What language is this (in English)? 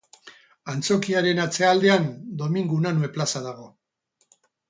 Basque